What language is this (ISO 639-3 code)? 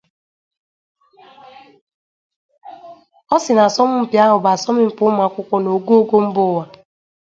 ibo